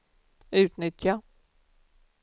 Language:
Swedish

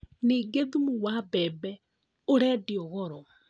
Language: Kikuyu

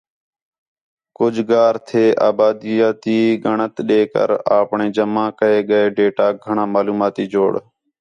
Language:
Khetrani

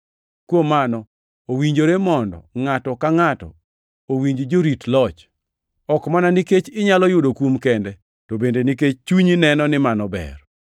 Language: Luo (Kenya and Tanzania)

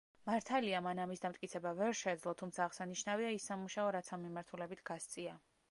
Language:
Georgian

